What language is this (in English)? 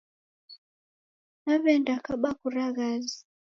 Taita